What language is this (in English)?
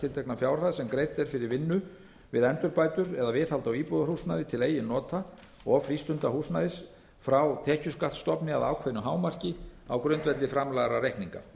Icelandic